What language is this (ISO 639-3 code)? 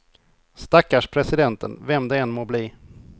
swe